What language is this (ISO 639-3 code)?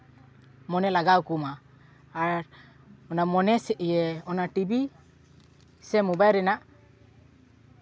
sat